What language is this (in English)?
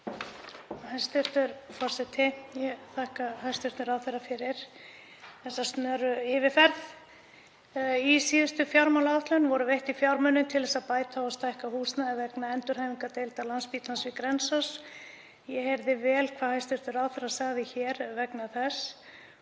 Icelandic